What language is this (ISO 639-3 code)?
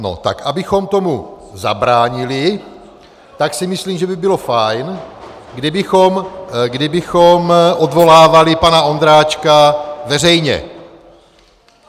ces